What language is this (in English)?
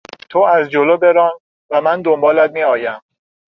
Persian